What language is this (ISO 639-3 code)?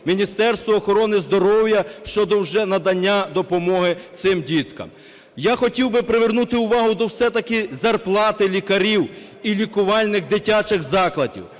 ukr